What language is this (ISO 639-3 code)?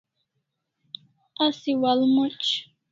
kls